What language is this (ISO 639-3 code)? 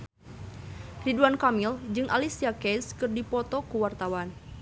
sun